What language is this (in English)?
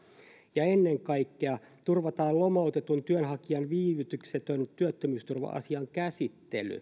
Finnish